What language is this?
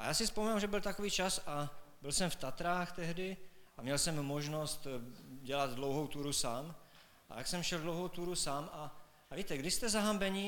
Czech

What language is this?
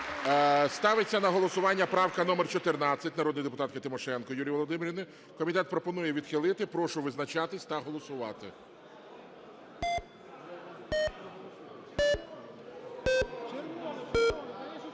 Ukrainian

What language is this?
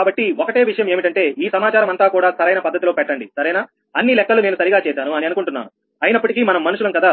Telugu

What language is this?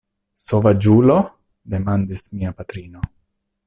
Esperanto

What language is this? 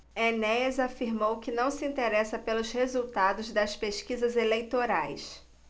Portuguese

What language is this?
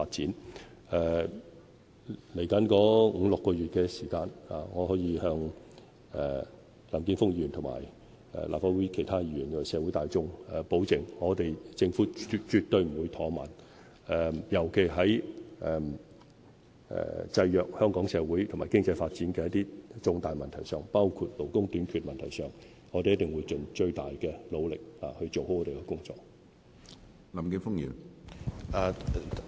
Cantonese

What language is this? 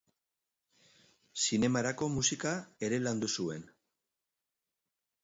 Basque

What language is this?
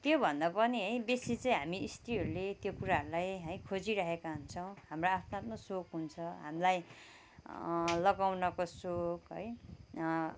Nepali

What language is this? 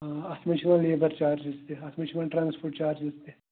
Kashmiri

